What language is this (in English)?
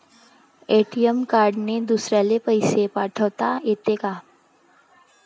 Marathi